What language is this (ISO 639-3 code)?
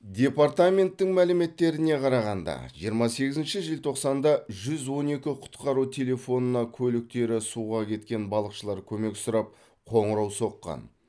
kaz